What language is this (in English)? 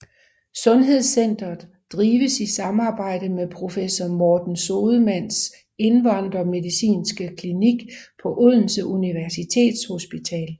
Danish